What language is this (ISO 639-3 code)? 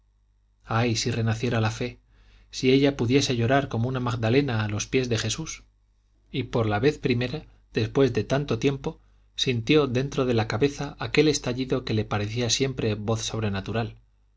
spa